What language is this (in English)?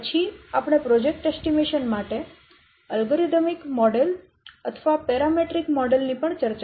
Gujarati